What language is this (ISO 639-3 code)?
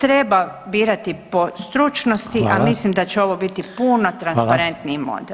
hrv